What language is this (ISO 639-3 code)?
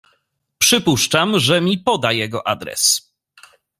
pol